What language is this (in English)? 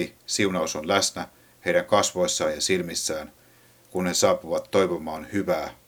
Finnish